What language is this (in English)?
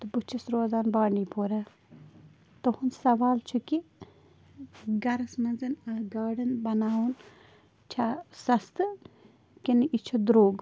Kashmiri